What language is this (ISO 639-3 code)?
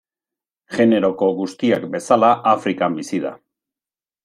eus